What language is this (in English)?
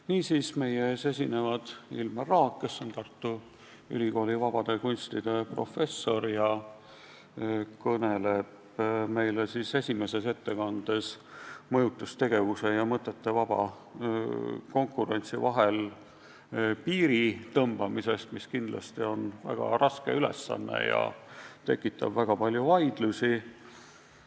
Estonian